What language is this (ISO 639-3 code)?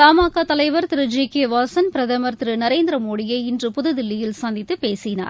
tam